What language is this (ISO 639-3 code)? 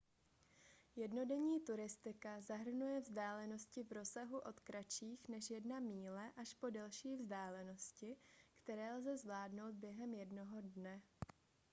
ces